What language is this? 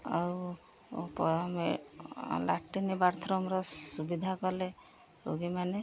Odia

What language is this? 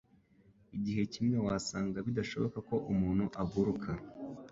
Kinyarwanda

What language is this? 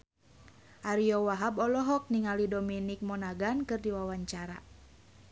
Sundanese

